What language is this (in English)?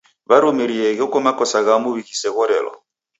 Taita